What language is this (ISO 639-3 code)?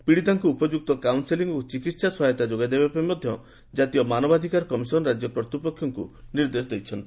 ori